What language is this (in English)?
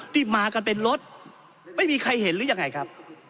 Thai